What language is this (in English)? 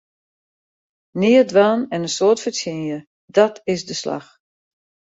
Western Frisian